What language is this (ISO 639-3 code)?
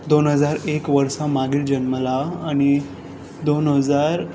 kok